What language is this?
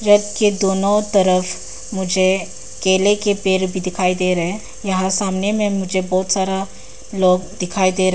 Hindi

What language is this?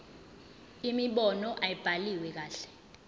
Zulu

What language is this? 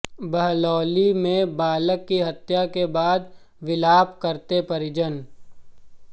Hindi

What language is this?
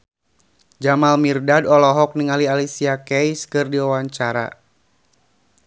Sundanese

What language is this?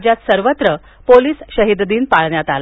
Marathi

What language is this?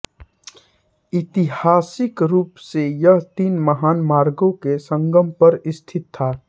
Hindi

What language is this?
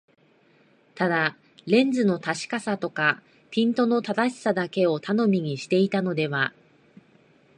Japanese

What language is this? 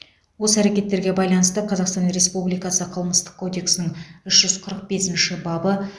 Kazakh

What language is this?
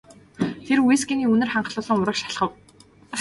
Mongolian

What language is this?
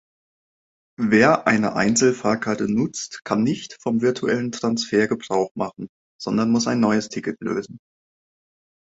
German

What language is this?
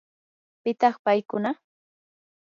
Yanahuanca Pasco Quechua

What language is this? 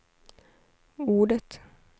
Swedish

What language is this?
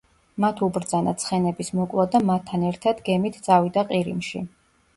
Georgian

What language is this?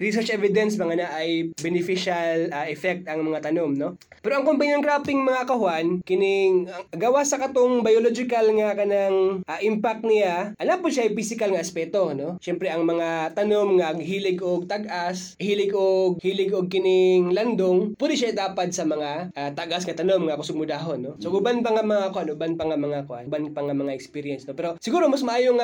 Filipino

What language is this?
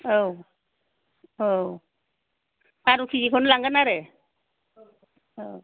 Bodo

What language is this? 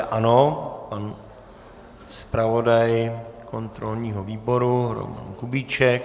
Czech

